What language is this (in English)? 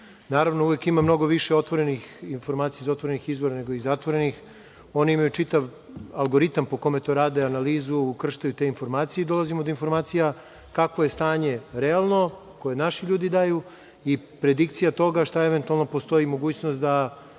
Serbian